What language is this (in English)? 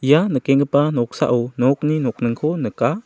Garo